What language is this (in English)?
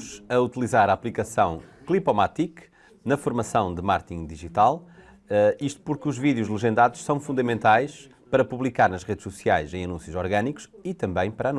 Portuguese